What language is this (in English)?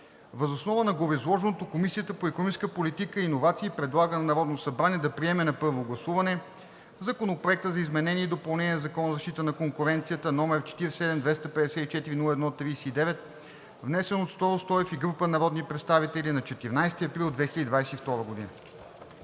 Bulgarian